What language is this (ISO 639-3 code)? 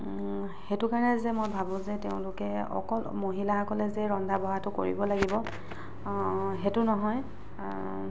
asm